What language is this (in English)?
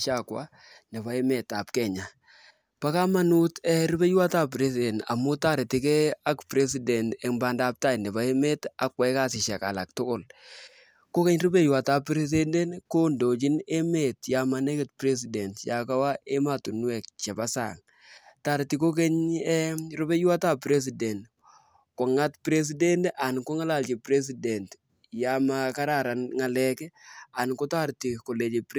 Kalenjin